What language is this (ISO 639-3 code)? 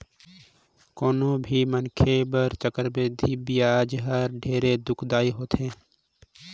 hne